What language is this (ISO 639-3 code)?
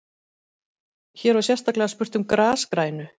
isl